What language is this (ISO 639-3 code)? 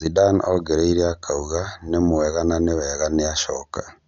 kik